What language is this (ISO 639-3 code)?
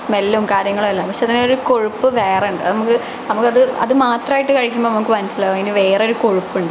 mal